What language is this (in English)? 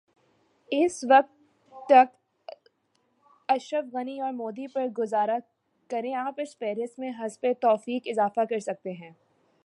Urdu